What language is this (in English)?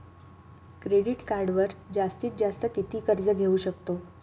Marathi